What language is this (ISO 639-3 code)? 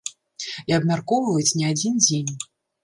bel